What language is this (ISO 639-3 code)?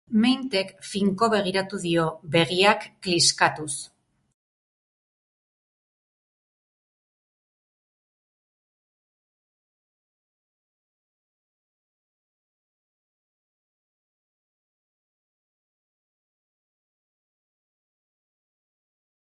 eus